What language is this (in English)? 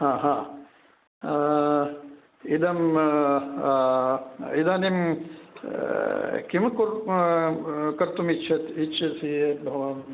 Sanskrit